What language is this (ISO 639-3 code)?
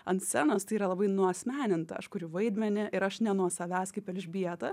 lit